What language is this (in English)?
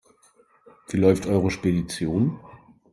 German